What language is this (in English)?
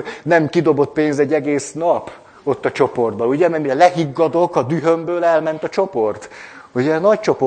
Hungarian